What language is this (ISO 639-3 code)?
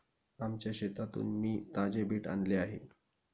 mar